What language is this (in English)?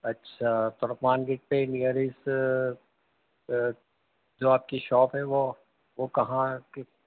Urdu